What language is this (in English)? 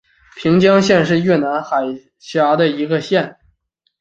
Chinese